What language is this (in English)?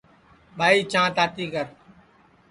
Sansi